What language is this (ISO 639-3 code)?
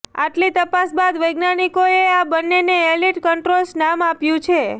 guj